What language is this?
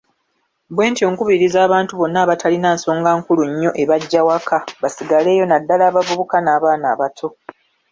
Ganda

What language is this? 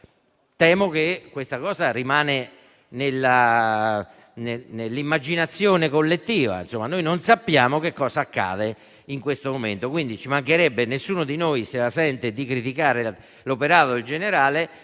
Italian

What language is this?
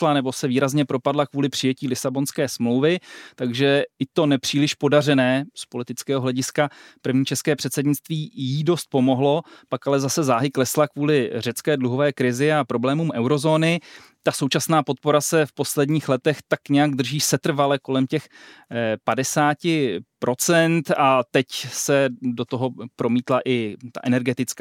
Czech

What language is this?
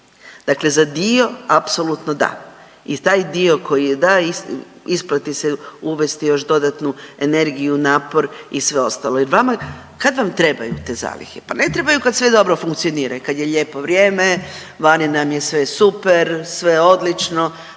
Croatian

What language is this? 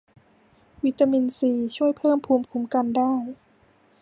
Thai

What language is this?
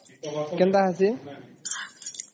Odia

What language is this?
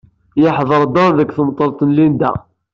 Kabyle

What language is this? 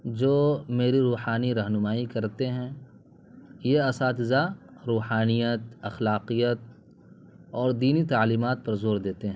Urdu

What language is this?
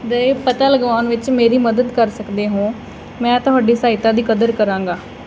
Punjabi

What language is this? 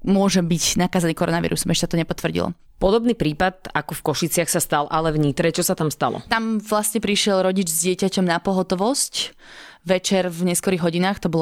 Slovak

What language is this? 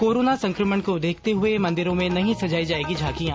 Hindi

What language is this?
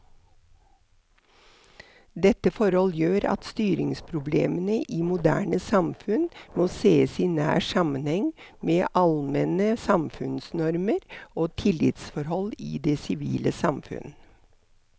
Norwegian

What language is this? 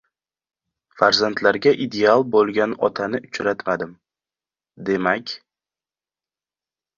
Uzbek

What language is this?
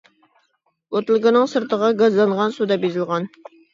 Uyghur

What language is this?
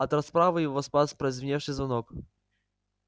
Russian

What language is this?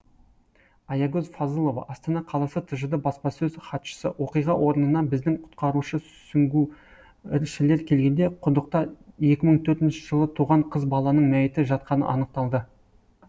Kazakh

